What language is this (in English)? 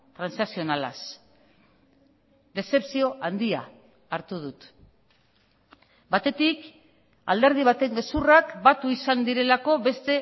Basque